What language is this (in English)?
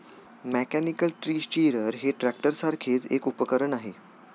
Marathi